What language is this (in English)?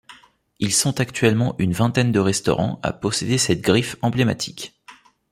French